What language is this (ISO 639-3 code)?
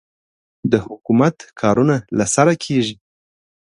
pus